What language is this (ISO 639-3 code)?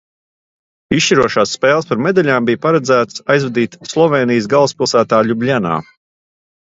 lav